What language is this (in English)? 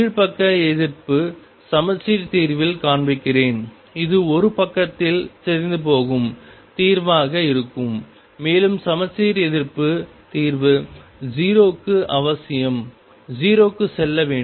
Tamil